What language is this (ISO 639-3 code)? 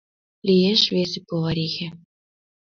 chm